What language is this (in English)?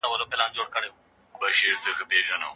Pashto